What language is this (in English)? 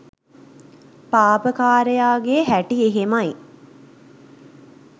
Sinhala